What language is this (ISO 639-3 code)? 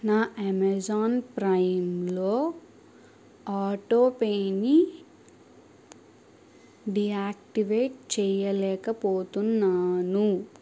tel